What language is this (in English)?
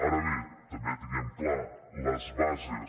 Catalan